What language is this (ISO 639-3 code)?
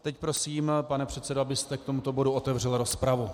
ces